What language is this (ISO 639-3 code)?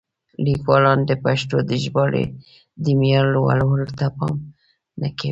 pus